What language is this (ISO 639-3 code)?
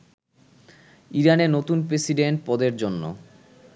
ben